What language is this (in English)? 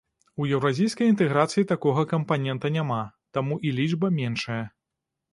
Belarusian